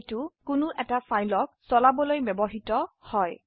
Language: Assamese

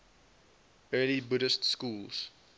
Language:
English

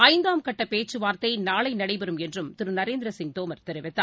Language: Tamil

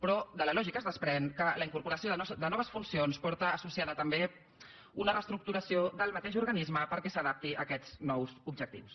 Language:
Catalan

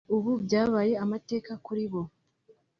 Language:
Kinyarwanda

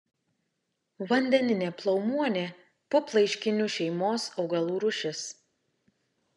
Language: Lithuanian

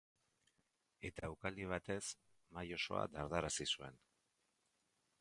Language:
Basque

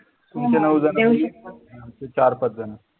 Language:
Marathi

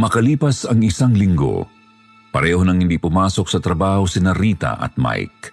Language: Filipino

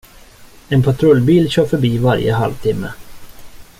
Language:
Swedish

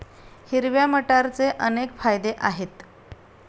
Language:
Marathi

